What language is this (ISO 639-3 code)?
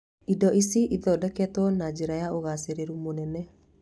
kik